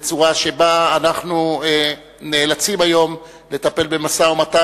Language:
Hebrew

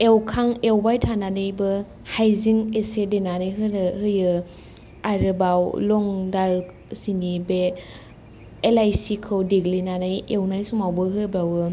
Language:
Bodo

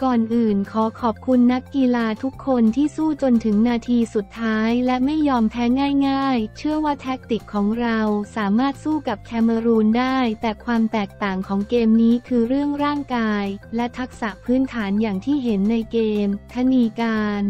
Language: Thai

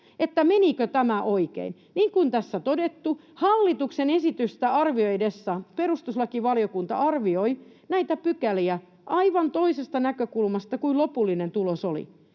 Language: Finnish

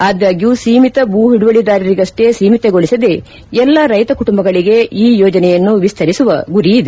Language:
Kannada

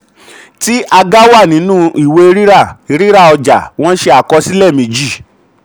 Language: Yoruba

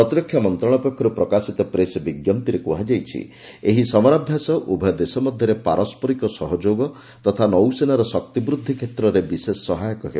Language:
Odia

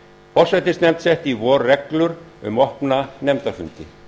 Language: Icelandic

